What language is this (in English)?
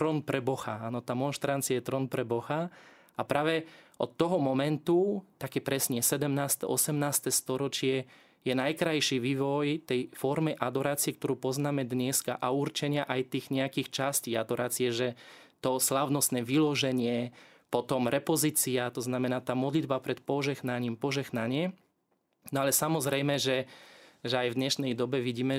Slovak